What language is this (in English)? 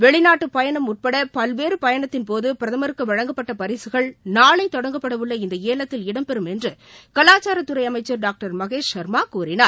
Tamil